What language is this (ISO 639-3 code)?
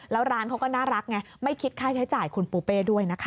tha